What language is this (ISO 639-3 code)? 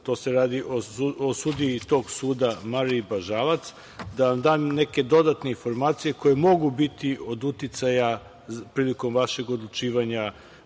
srp